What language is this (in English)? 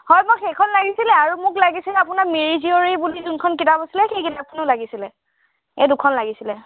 Assamese